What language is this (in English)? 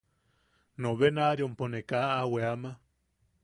Yaqui